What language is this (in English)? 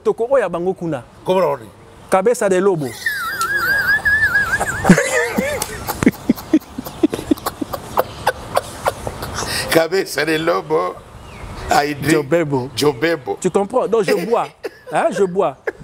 French